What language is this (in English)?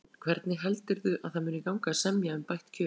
Icelandic